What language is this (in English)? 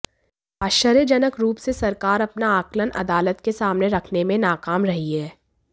Hindi